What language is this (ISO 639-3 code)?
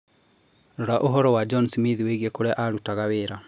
kik